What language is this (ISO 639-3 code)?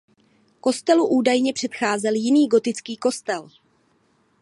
ces